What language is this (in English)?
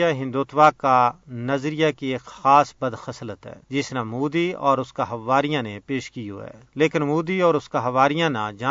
Urdu